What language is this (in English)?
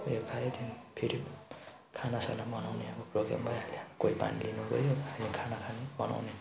Nepali